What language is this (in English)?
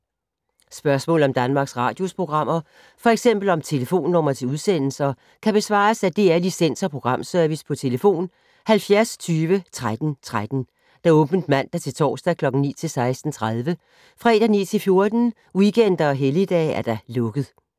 Danish